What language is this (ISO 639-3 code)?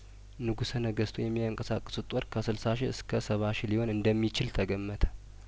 amh